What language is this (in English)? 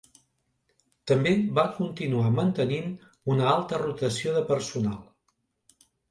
Catalan